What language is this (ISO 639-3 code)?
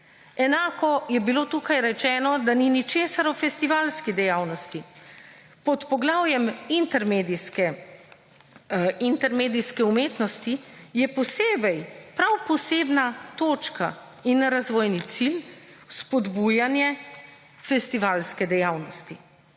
slv